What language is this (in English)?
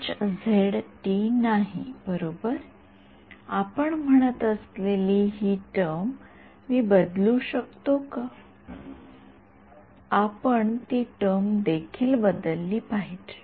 Marathi